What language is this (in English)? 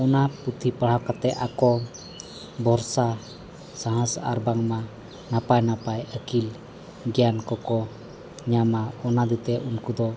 Santali